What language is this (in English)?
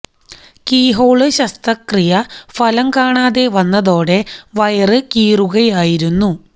Malayalam